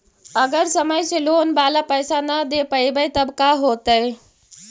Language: Magahi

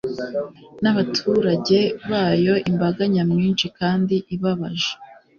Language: Kinyarwanda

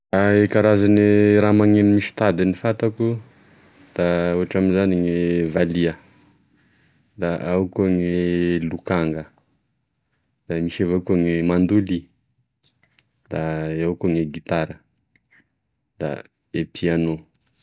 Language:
Tesaka Malagasy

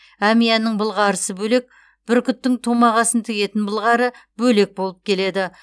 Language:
Kazakh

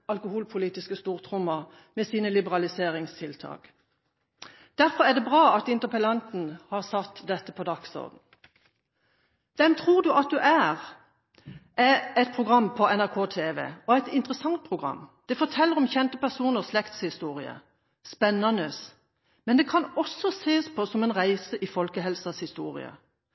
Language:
Norwegian Bokmål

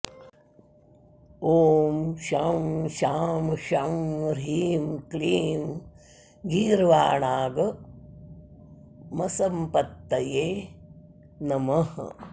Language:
Sanskrit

